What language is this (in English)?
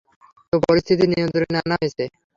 Bangla